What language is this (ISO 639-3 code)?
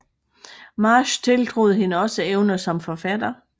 dan